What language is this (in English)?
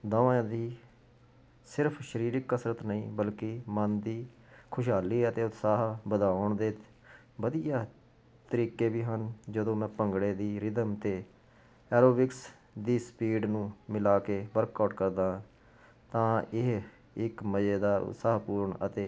Punjabi